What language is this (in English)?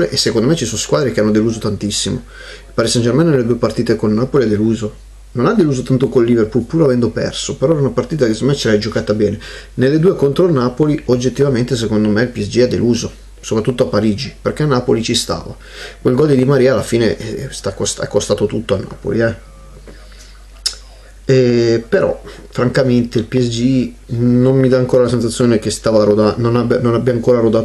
Italian